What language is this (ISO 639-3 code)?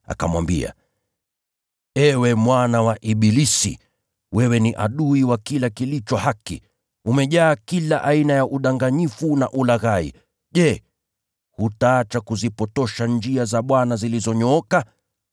swa